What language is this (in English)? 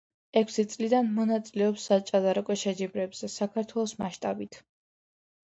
Georgian